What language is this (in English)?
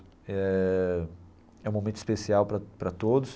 Portuguese